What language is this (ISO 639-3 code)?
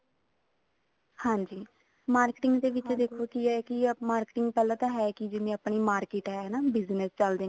pan